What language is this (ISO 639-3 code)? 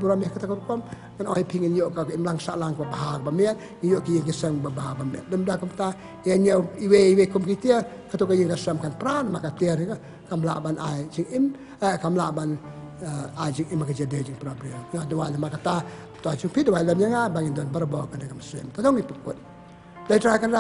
ara